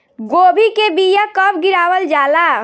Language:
Bhojpuri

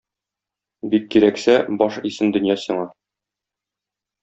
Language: Tatar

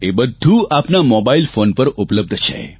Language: Gujarati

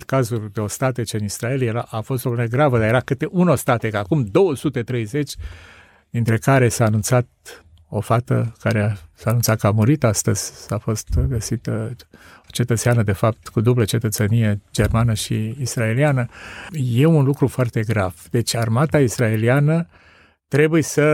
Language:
Romanian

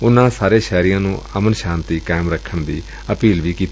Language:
Punjabi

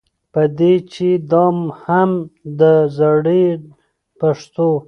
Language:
Pashto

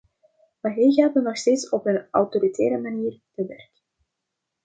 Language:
Dutch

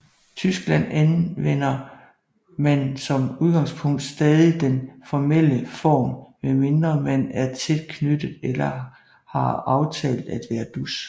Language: Danish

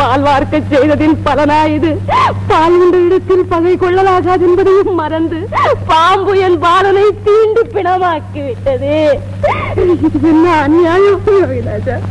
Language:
Arabic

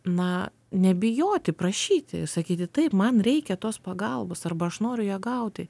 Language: Lithuanian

